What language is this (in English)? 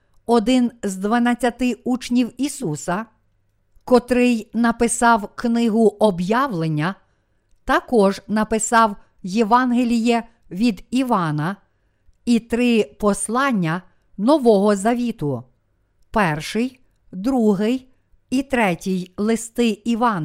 Ukrainian